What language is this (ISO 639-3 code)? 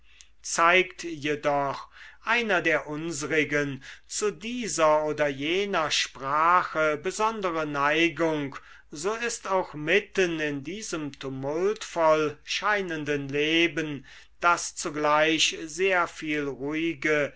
deu